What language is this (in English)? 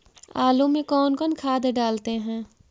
Magahi